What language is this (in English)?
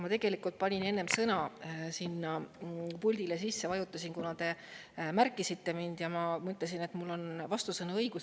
Estonian